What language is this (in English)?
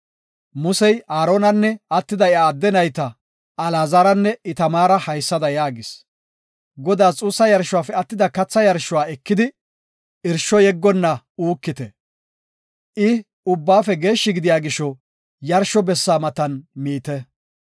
Gofa